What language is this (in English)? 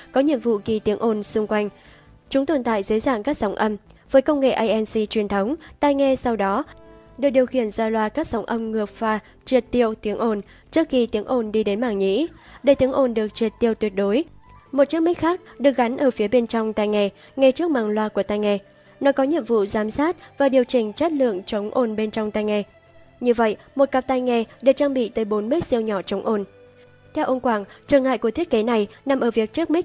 Vietnamese